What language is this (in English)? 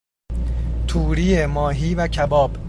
Persian